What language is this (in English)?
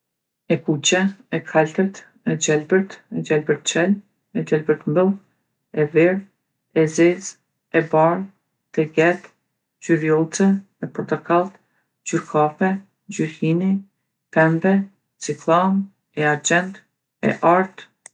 Gheg Albanian